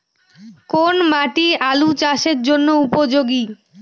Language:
Bangla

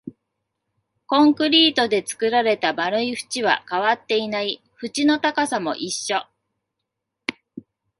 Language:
Japanese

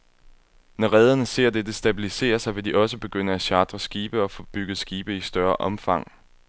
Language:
Danish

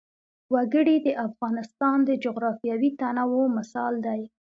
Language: Pashto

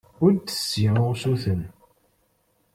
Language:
Kabyle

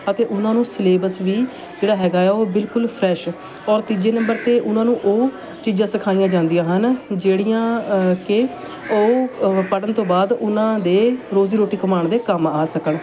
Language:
Punjabi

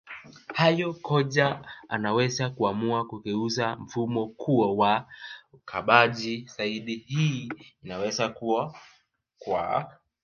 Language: Swahili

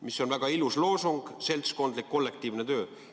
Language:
Estonian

